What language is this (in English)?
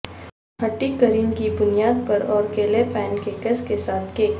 Urdu